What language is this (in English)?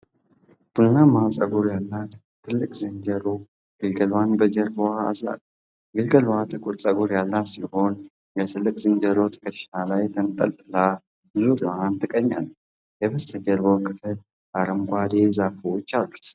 Amharic